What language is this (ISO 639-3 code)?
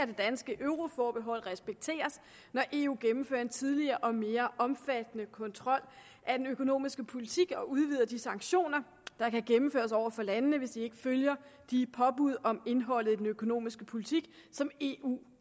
dan